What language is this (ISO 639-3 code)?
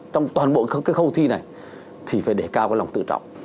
vie